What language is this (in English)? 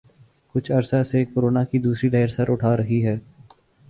Urdu